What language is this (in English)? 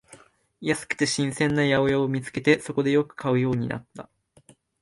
Japanese